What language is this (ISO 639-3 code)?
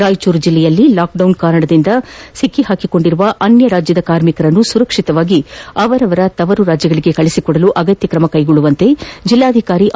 kan